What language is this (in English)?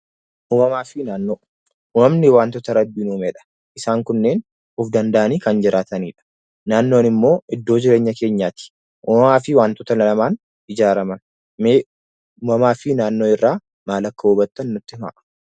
Oromo